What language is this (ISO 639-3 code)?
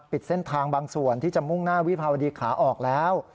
tha